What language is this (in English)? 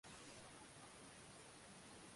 Swahili